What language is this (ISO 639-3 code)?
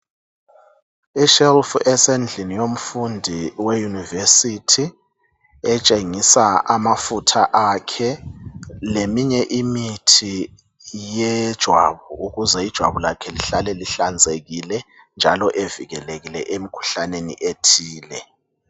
nde